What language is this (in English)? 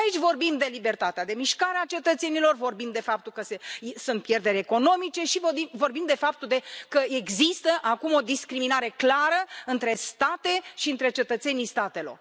Romanian